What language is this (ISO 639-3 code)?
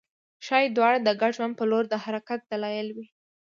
pus